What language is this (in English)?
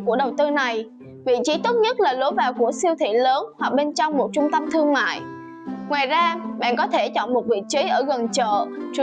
Vietnamese